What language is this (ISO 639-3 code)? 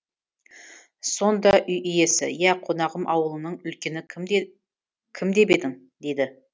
kaz